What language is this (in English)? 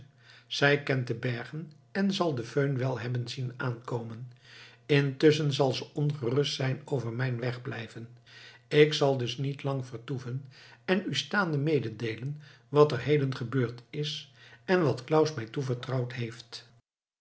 Dutch